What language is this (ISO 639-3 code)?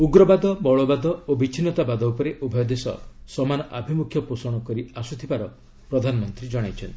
ori